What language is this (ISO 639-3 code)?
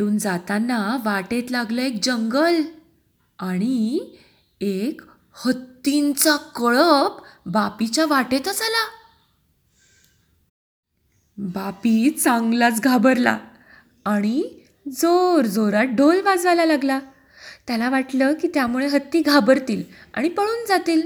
mar